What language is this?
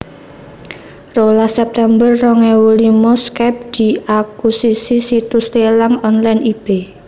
Javanese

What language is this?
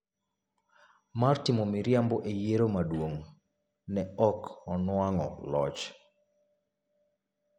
Luo (Kenya and Tanzania)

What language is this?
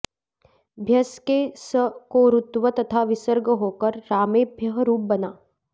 Sanskrit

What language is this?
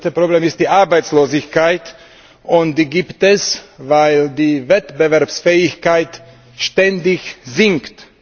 German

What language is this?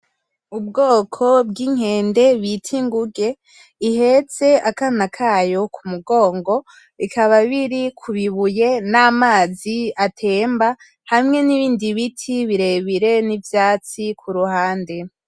Rundi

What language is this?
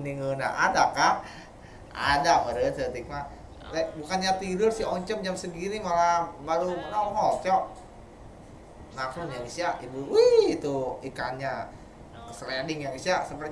Indonesian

